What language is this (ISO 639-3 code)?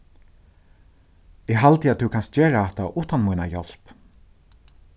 fao